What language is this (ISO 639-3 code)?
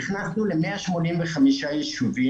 heb